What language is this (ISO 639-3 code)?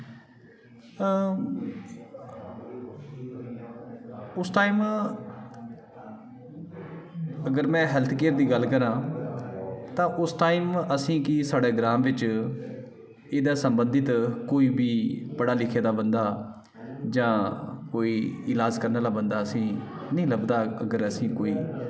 doi